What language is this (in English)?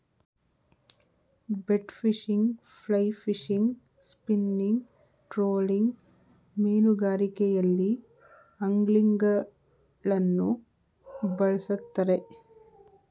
Kannada